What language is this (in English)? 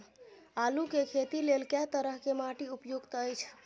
Maithili